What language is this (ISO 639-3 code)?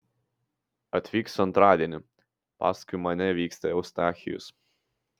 lit